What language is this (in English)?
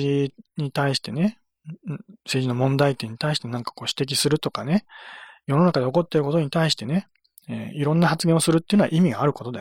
Japanese